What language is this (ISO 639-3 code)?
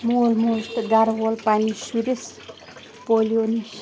kas